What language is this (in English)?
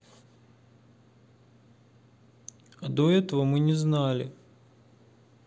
Russian